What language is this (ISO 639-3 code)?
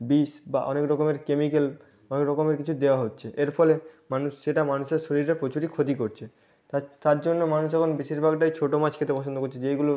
ben